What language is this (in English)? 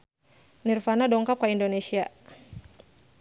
Sundanese